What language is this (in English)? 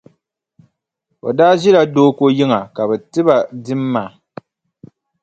Dagbani